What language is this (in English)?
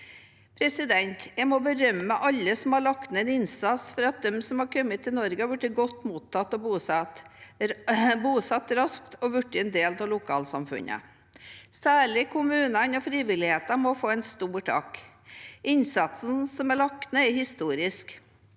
Norwegian